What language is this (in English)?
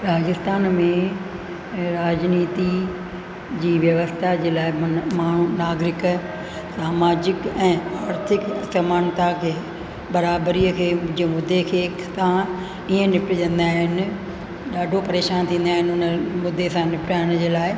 Sindhi